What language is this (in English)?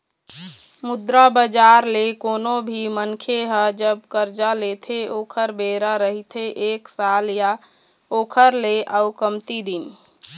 Chhattisgarhi